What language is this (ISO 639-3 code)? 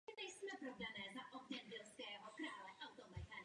ces